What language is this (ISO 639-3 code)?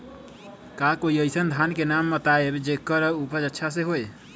mag